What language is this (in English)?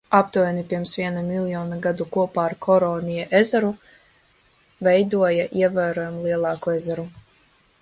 Latvian